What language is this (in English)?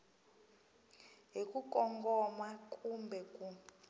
Tsonga